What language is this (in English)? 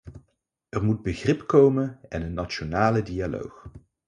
Dutch